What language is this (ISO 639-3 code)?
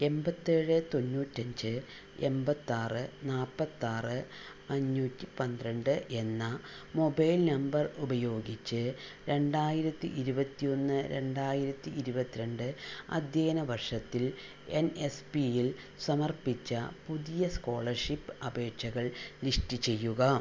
mal